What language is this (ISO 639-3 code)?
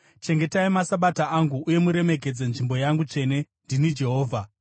sna